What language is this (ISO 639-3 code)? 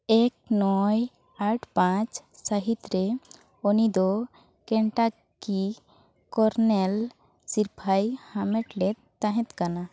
sat